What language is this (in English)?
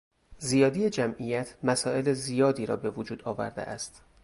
Persian